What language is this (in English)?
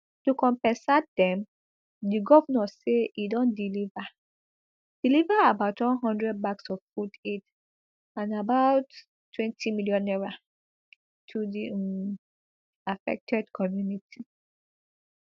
Nigerian Pidgin